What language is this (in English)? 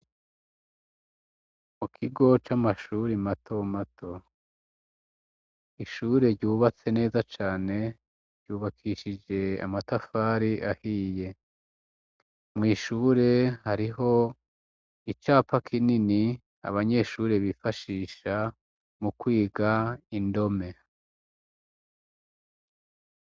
Rundi